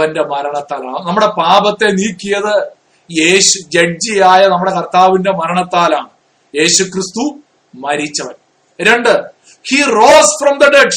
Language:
Malayalam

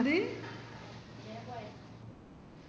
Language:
Malayalam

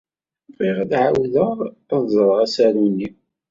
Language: Kabyle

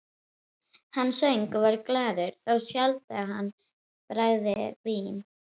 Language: Icelandic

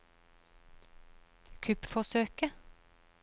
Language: Norwegian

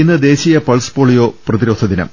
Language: Malayalam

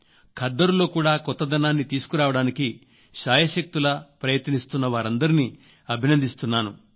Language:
Telugu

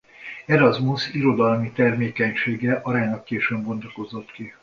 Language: Hungarian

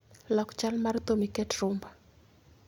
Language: Luo (Kenya and Tanzania)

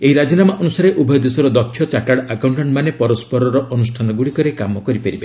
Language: Odia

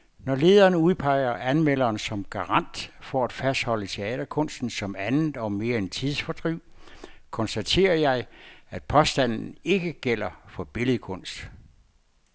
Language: Danish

